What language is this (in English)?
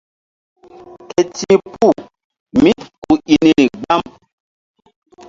Mbum